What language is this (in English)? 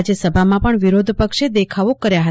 Gujarati